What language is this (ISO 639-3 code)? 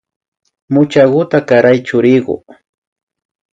qvi